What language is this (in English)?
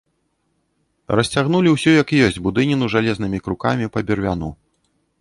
Belarusian